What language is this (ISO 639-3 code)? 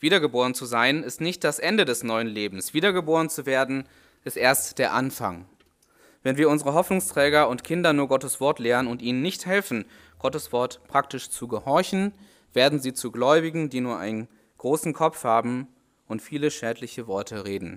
deu